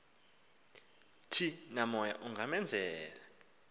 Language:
Xhosa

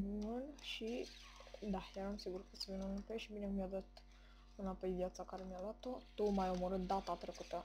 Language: Romanian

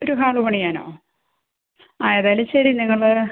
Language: Malayalam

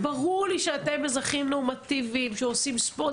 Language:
Hebrew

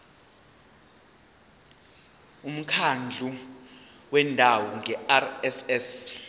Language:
Zulu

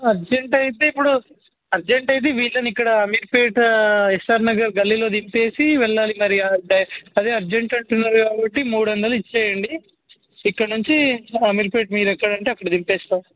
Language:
Telugu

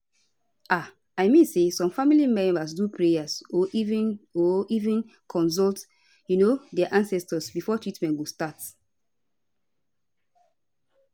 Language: Nigerian Pidgin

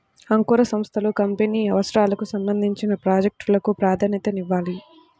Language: Telugu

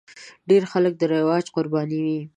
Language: Pashto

